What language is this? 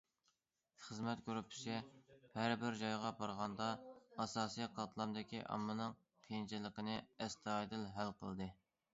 Uyghur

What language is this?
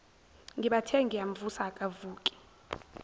Zulu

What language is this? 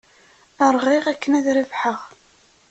Kabyle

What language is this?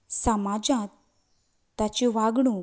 Konkani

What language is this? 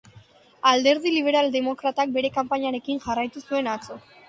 Basque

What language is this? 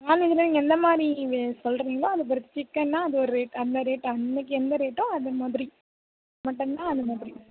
Tamil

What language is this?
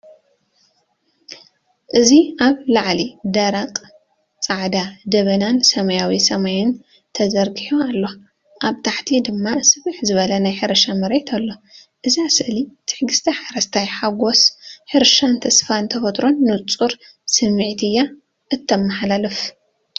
Tigrinya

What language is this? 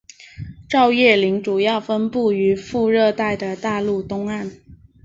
Chinese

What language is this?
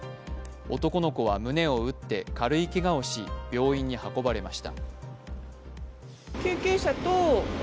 Japanese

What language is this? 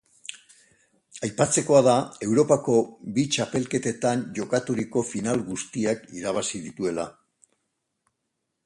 Basque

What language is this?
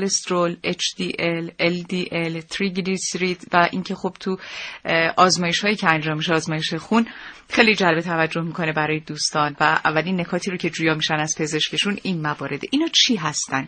Persian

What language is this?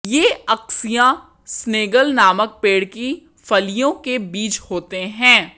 Hindi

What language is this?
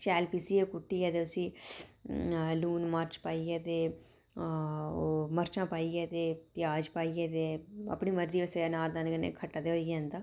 Dogri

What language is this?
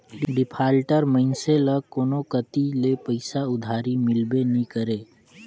Chhattisgarhi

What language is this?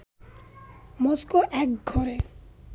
Bangla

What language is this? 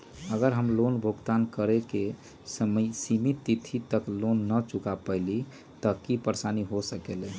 Magahi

